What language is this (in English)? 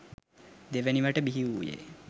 Sinhala